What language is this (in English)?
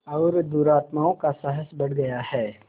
Hindi